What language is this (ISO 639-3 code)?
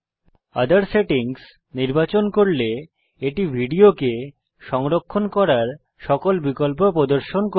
ben